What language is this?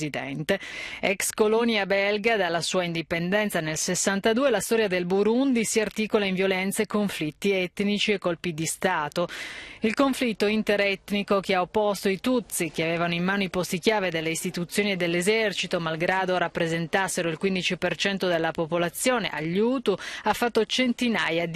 Italian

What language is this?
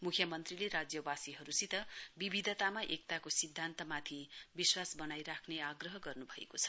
Nepali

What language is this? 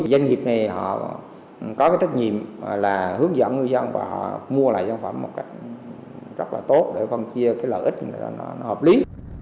Vietnamese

